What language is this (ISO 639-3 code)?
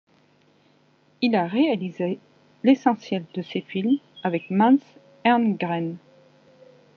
fra